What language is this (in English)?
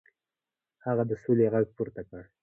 Pashto